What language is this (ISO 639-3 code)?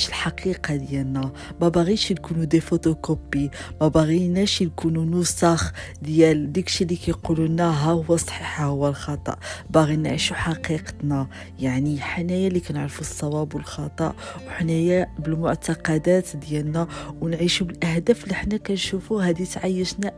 ara